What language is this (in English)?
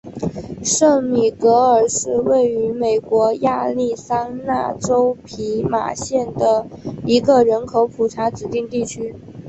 Chinese